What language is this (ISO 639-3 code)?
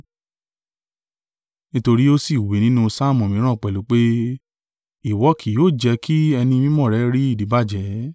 yor